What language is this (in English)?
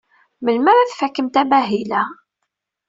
Kabyle